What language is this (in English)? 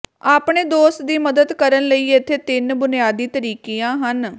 Punjabi